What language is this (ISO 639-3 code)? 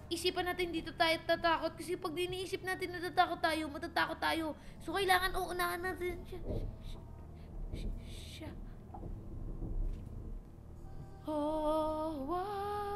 fil